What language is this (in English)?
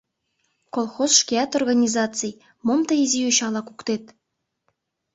Mari